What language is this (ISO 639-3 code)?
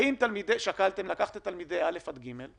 heb